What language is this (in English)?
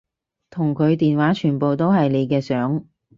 Cantonese